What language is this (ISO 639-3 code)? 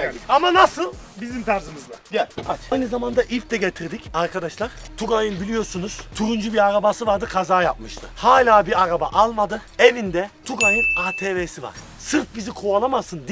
tur